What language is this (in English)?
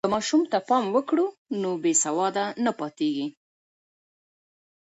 Pashto